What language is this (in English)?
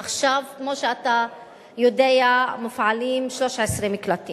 Hebrew